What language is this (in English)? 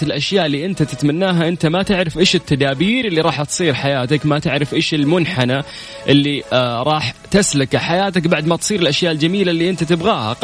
Arabic